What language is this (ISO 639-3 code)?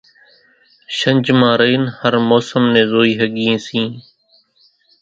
gjk